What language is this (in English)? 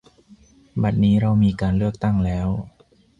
Thai